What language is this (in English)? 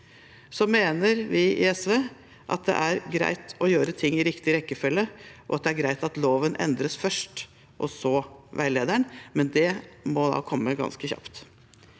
Norwegian